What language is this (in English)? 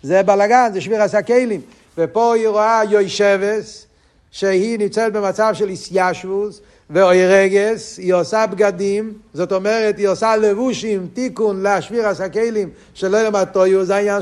Hebrew